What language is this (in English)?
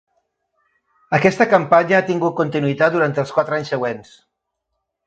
Catalan